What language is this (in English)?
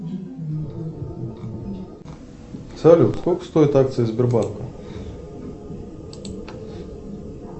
Russian